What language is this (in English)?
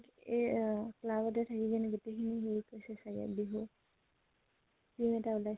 Assamese